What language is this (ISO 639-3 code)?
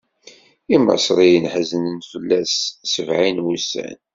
kab